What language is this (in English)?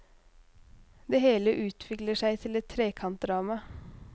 Norwegian